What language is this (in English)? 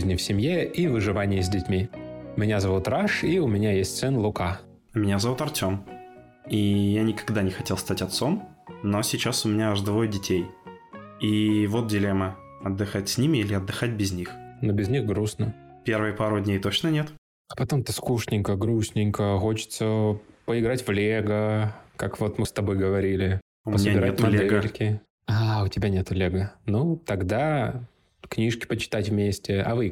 Russian